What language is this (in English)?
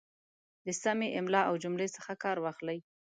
Pashto